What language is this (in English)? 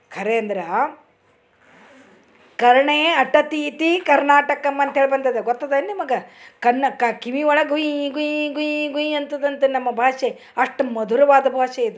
Kannada